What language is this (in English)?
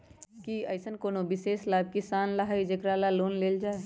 Magahi